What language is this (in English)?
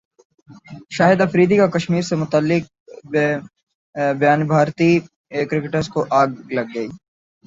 Urdu